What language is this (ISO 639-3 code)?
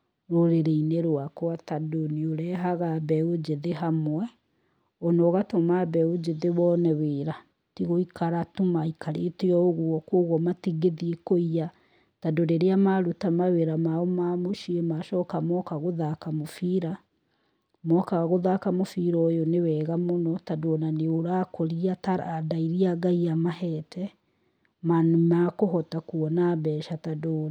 kik